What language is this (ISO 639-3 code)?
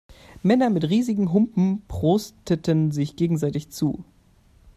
deu